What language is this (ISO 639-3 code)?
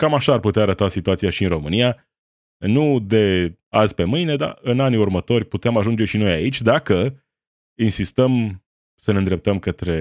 ron